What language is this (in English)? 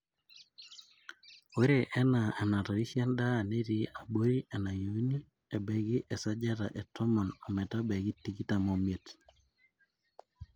Masai